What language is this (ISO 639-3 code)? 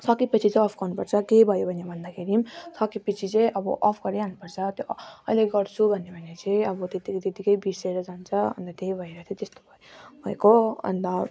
nep